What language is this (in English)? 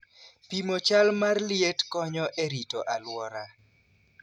Luo (Kenya and Tanzania)